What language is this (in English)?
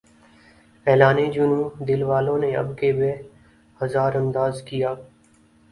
Urdu